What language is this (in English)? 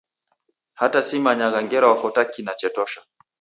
Taita